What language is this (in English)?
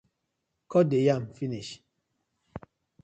Nigerian Pidgin